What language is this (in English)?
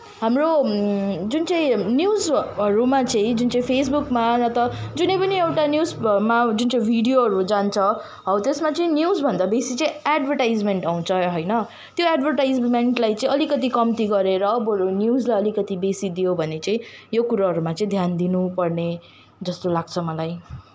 Nepali